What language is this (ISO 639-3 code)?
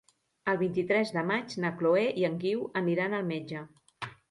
cat